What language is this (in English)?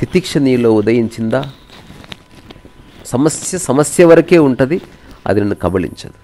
Telugu